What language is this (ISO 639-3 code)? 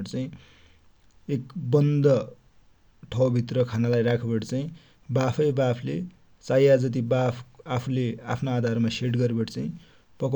dty